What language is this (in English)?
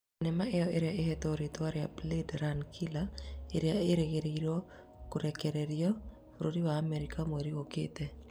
Kikuyu